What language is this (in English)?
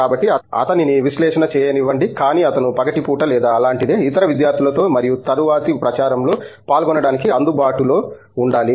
Telugu